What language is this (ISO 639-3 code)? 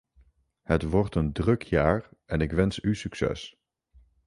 nld